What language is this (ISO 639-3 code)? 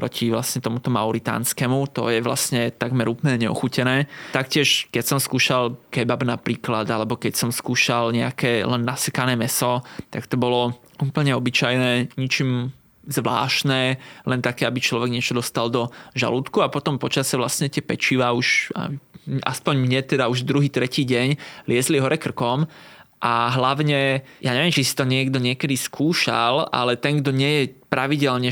slk